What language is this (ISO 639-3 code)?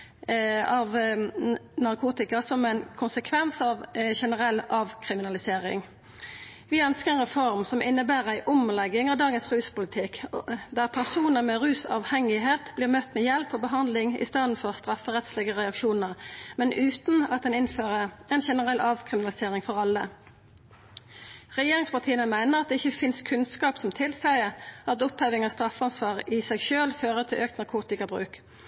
nno